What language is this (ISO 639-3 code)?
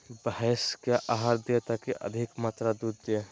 mag